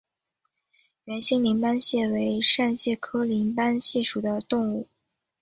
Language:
Chinese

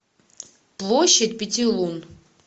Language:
Russian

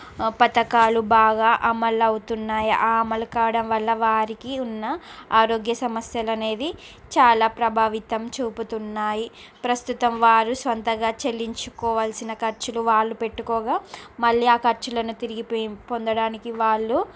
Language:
Telugu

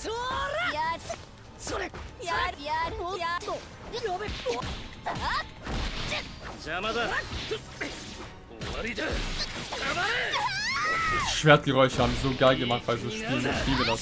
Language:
German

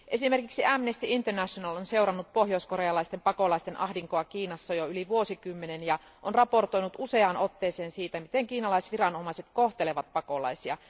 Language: Finnish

